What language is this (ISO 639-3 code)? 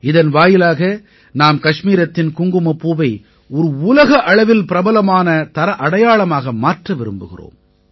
tam